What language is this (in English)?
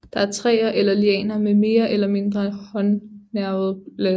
Danish